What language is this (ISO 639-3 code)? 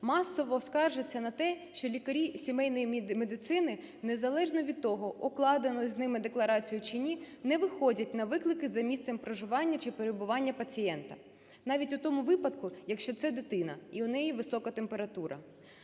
ukr